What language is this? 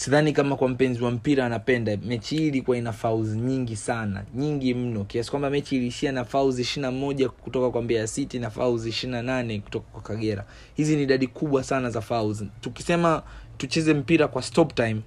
Swahili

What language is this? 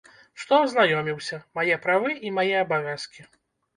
Belarusian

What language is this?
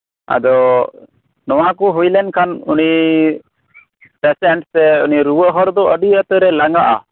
Santali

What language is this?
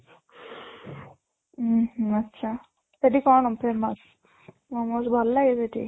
Odia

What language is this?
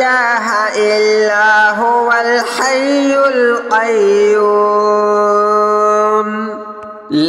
Arabic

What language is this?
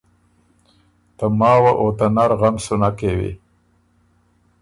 Ormuri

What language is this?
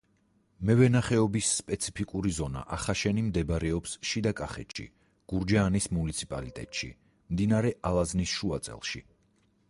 Georgian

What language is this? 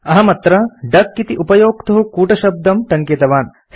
Sanskrit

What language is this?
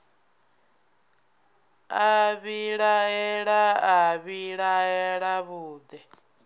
Venda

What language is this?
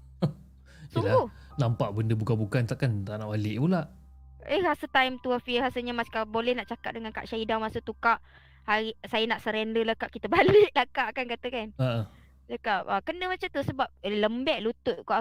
Malay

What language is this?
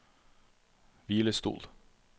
Norwegian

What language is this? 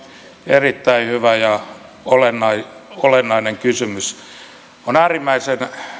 Finnish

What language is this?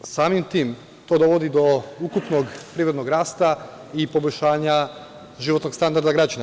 Serbian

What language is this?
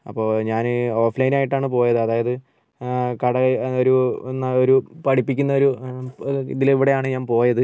Malayalam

